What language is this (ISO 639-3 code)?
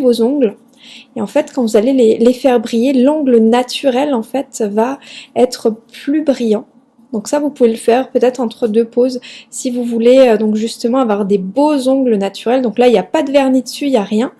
fra